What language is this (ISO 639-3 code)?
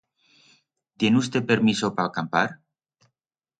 arg